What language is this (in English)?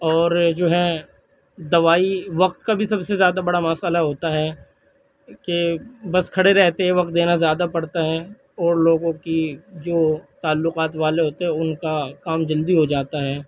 Urdu